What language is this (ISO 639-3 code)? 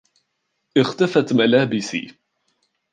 ara